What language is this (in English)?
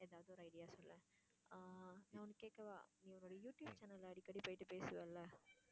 Tamil